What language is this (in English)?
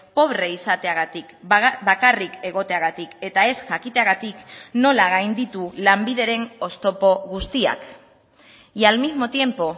Basque